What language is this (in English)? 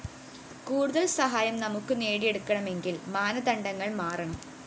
Malayalam